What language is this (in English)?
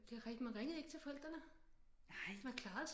Danish